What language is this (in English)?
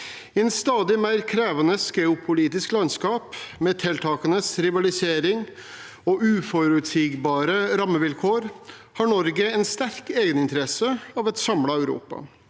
Norwegian